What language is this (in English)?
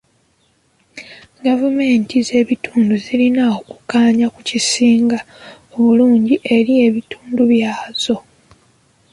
Ganda